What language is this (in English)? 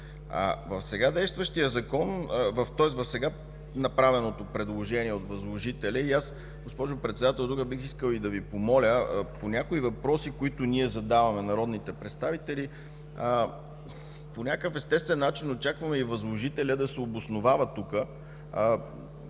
Bulgarian